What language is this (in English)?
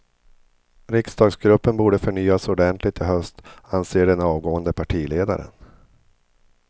Swedish